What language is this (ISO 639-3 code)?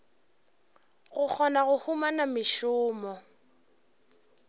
nso